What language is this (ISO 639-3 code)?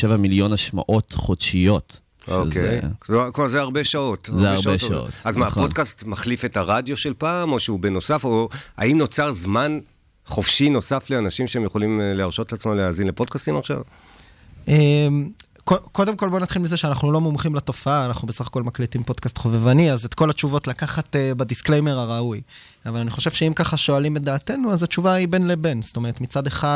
heb